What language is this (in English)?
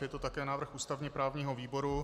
Czech